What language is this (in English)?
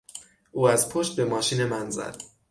Persian